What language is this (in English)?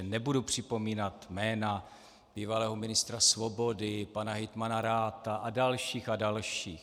Czech